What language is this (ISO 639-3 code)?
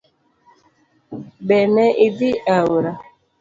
luo